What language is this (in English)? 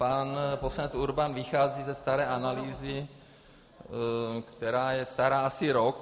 Czech